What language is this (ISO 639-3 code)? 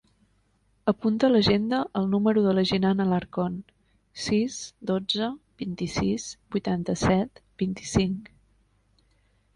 cat